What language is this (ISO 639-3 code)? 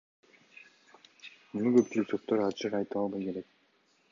kir